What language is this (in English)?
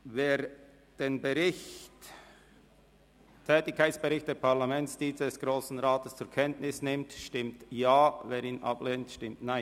Swiss German